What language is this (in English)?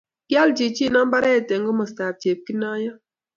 Kalenjin